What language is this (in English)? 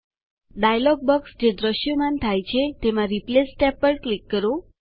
Gujarati